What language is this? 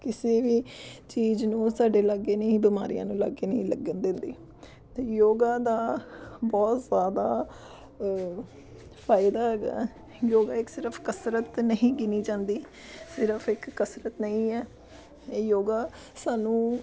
Punjabi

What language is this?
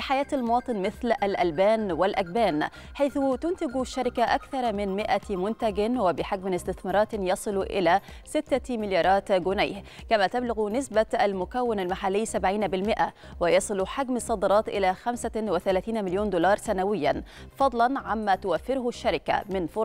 Arabic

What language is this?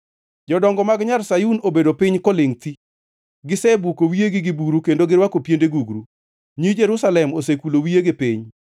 Luo (Kenya and Tanzania)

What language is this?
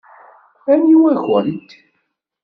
Kabyle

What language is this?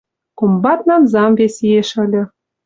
Western Mari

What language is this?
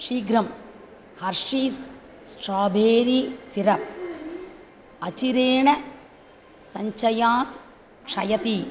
Sanskrit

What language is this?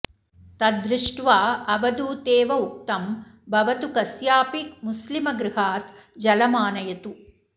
Sanskrit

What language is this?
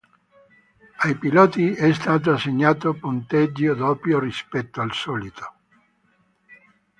Italian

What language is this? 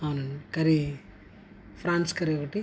Telugu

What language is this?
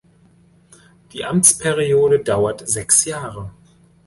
German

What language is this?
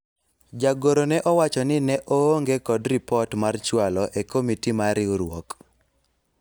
Luo (Kenya and Tanzania)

